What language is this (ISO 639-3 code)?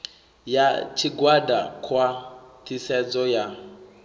ven